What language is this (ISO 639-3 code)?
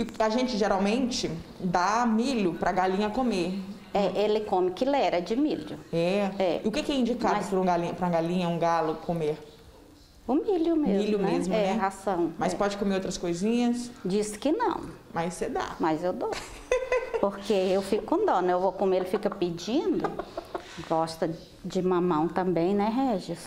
por